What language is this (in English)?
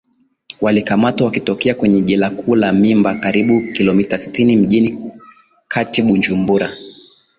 Swahili